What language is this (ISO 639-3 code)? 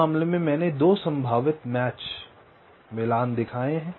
hin